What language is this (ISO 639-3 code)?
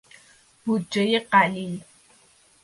fas